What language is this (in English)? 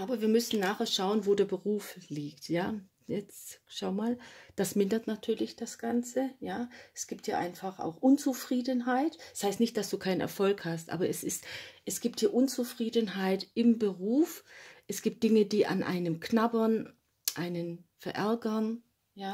German